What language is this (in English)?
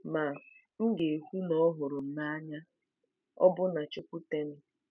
Igbo